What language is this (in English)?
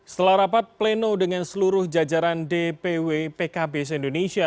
Indonesian